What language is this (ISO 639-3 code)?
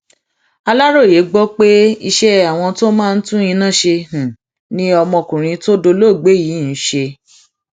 yor